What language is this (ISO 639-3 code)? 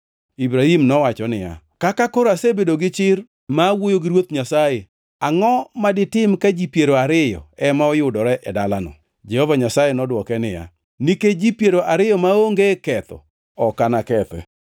luo